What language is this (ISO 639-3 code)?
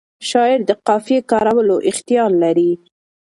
pus